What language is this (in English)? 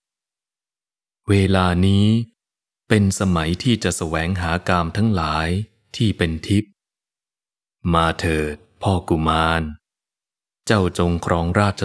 Thai